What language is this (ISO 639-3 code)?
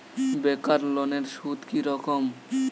ben